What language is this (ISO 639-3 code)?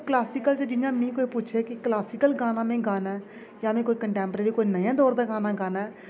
doi